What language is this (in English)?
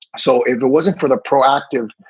English